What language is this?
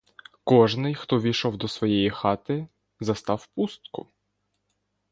Ukrainian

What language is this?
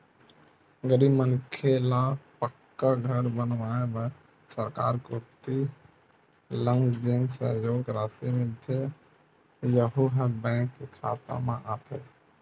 Chhattisgarhi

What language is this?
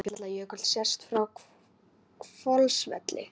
Icelandic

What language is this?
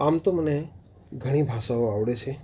Gujarati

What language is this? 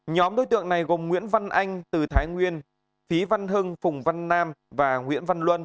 Vietnamese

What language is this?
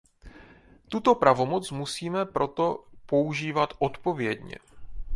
Czech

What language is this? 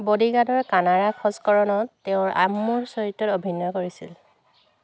Assamese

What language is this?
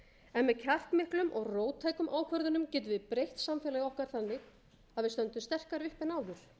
Icelandic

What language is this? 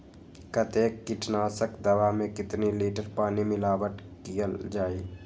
Magahi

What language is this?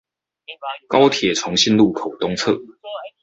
Chinese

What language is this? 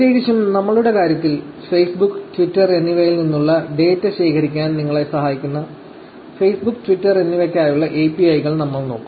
Malayalam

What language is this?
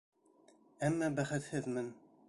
Bashkir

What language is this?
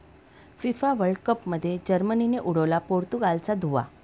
Marathi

